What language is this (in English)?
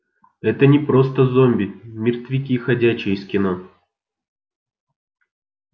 Russian